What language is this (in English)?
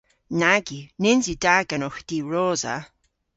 Cornish